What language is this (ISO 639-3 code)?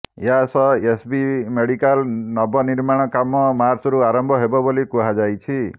ori